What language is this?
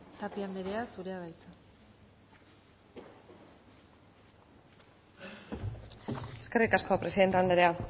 Basque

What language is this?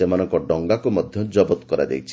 Odia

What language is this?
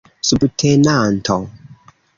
Esperanto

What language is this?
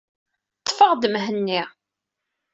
Kabyle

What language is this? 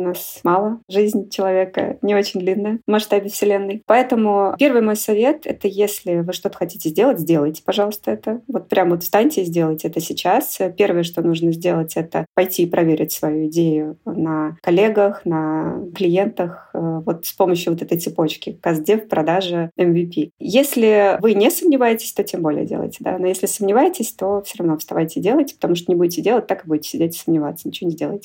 Russian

